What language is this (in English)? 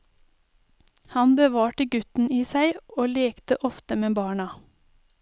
Norwegian